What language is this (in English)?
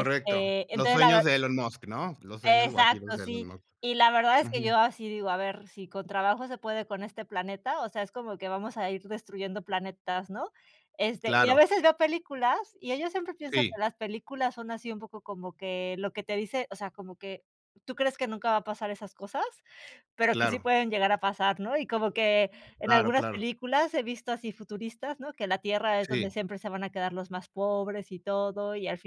Spanish